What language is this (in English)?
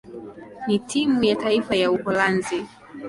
Swahili